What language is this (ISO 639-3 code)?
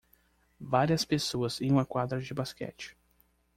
por